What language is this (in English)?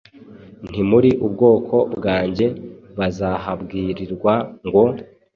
Kinyarwanda